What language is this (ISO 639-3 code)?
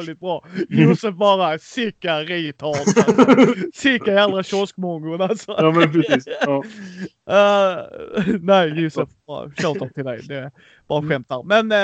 swe